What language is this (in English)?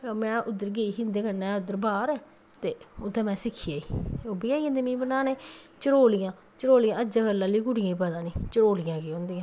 Dogri